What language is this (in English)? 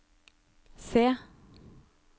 Norwegian